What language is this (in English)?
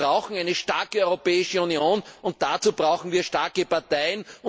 German